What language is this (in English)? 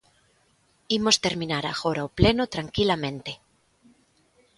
Galician